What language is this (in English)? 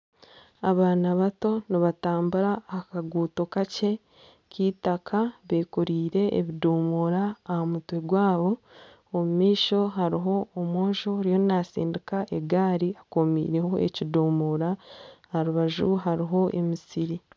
Nyankole